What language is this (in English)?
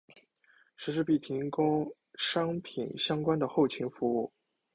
Chinese